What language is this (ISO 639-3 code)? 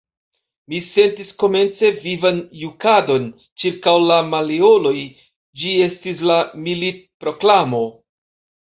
epo